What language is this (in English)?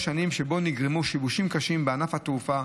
Hebrew